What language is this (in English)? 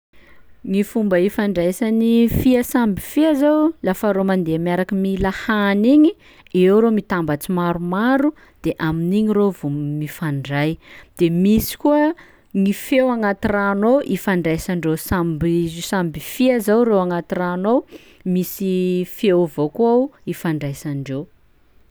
Sakalava Malagasy